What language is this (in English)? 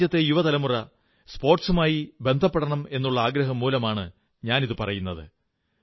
Malayalam